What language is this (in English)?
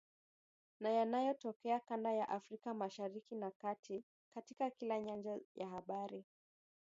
Swahili